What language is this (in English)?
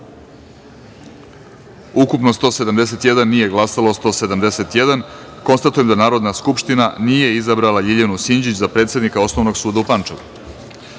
Serbian